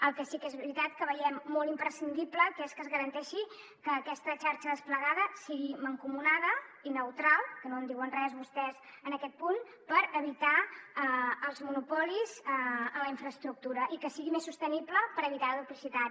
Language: Catalan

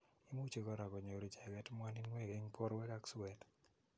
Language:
Kalenjin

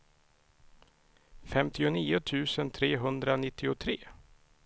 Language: Swedish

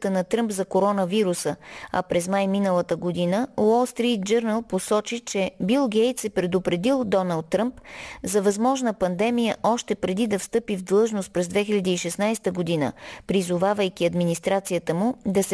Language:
Bulgarian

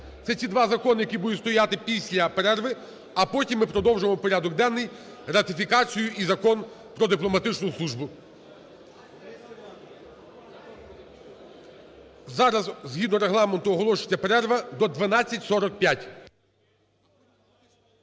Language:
Ukrainian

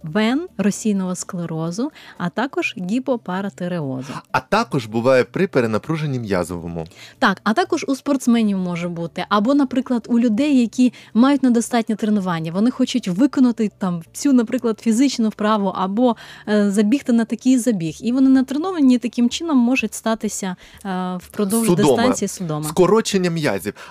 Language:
Ukrainian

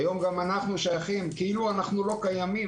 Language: Hebrew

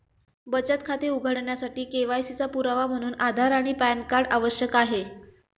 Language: Marathi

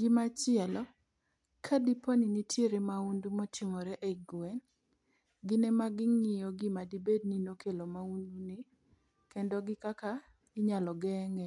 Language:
Luo (Kenya and Tanzania)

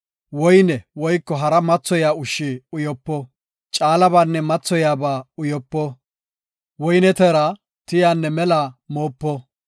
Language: Gofa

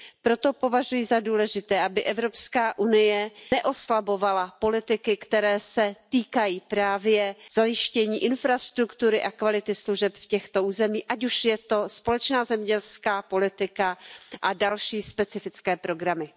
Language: Czech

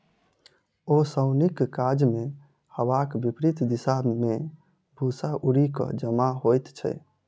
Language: Maithili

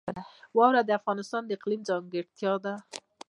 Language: Pashto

